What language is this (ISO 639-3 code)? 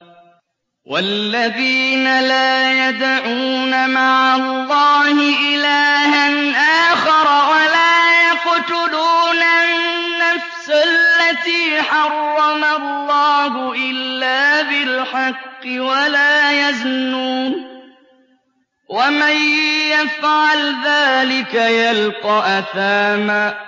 ara